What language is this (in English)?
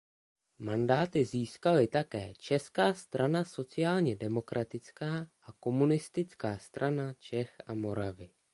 Czech